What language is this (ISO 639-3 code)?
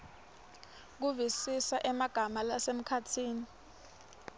ssw